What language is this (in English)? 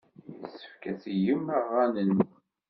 Kabyle